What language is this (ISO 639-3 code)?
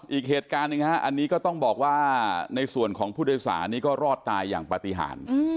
tha